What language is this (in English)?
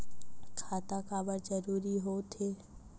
Chhattisgarhi